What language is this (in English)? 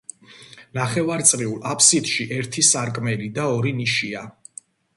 Georgian